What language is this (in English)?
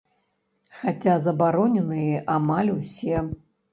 Belarusian